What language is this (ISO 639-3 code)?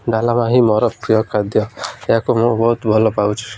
ori